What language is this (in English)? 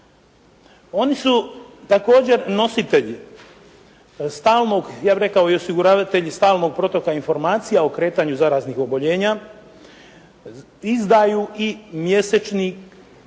Croatian